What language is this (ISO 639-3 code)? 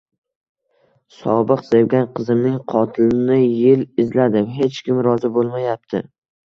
uzb